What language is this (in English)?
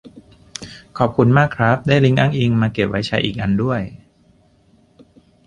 Thai